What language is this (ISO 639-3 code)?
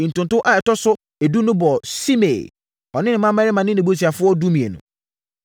aka